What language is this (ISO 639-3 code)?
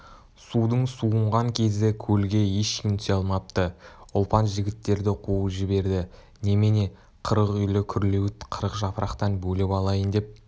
kaz